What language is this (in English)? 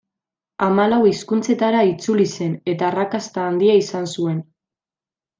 Basque